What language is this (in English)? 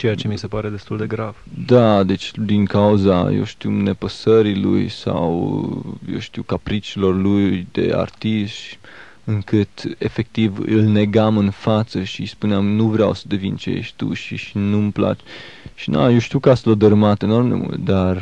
Romanian